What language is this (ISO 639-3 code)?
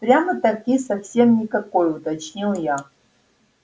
rus